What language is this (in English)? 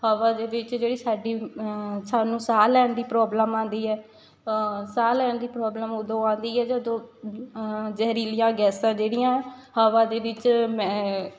Punjabi